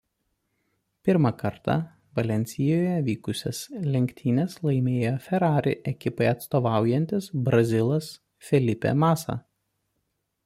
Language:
Lithuanian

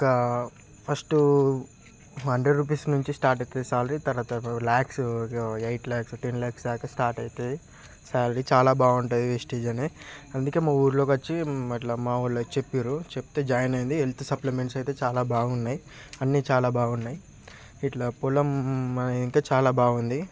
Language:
Telugu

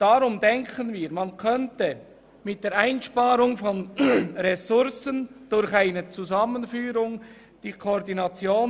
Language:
Swiss German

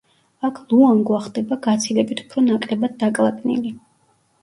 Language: Georgian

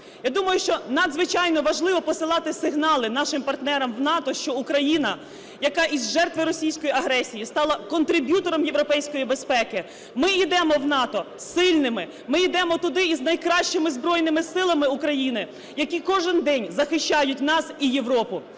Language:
Ukrainian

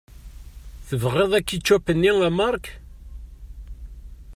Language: Kabyle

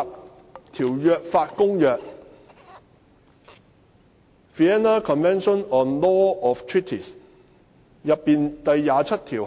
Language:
Cantonese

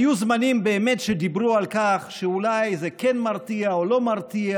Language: Hebrew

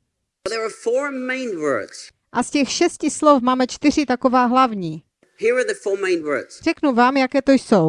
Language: Czech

